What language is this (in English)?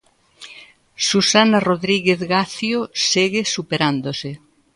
Galician